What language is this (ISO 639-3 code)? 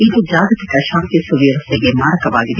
kan